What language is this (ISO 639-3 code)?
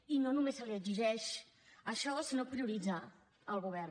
cat